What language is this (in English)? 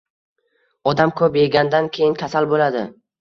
Uzbek